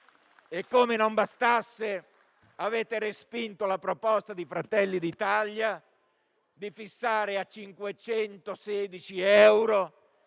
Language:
Italian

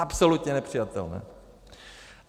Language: Czech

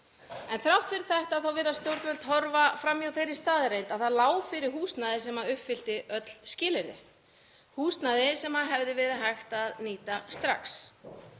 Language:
Icelandic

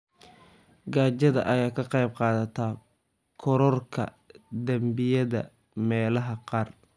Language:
Somali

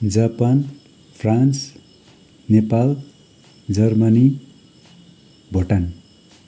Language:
Nepali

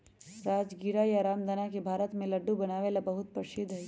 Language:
Magahi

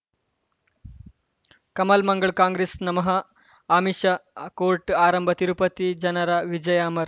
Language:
Kannada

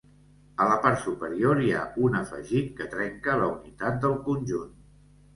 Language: Catalan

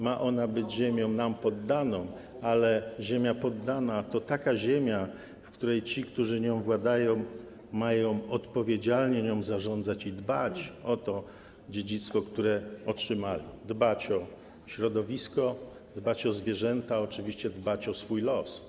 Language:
Polish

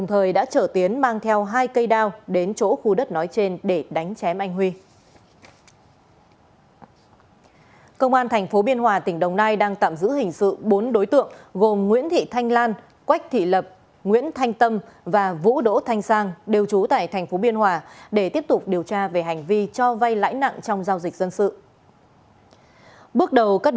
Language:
Vietnamese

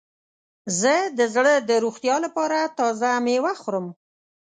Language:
Pashto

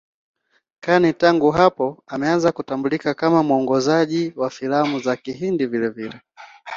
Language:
Swahili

